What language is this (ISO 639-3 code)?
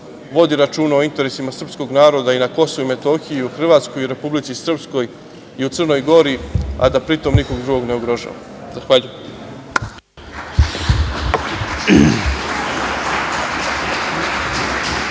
srp